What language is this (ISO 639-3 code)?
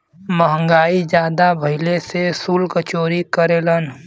bho